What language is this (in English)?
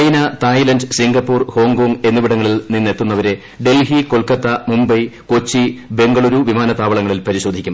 Malayalam